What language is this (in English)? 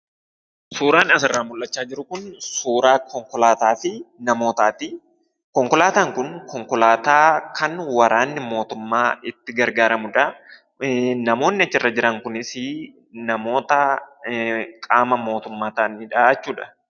Oromo